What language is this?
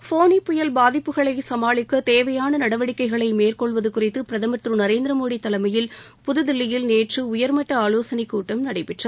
Tamil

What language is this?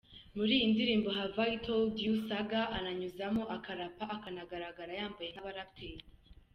Kinyarwanda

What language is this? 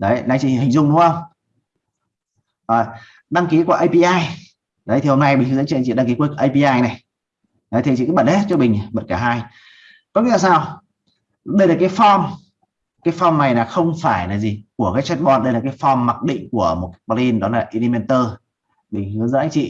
Vietnamese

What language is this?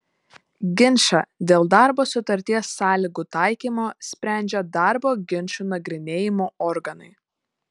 Lithuanian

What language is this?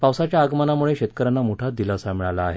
Marathi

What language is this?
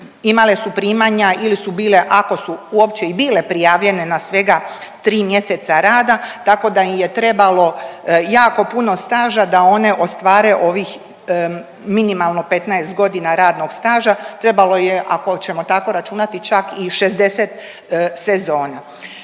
Croatian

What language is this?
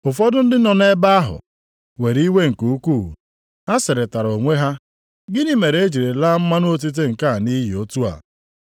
Igbo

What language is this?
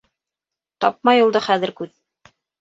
Bashkir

